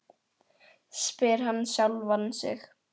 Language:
Icelandic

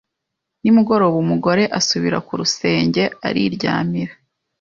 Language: Kinyarwanda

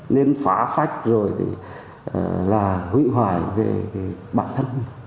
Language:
Vietnamese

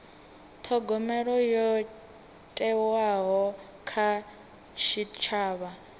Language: Venda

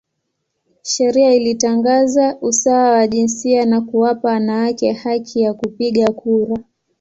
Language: Swahili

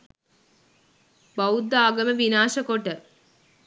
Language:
Sinhala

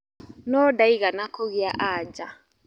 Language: Kikuyu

